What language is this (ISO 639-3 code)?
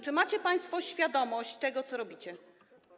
pol